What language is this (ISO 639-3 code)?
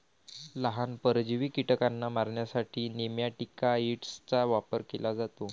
mar